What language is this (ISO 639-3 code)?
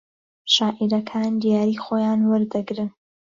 ckb